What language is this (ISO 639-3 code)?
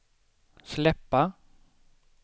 swe